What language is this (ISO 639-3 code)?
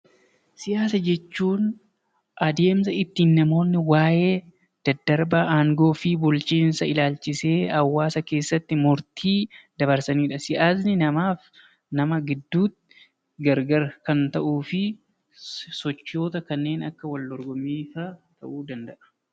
orm